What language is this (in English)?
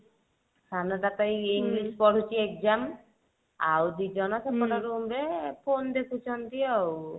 Odia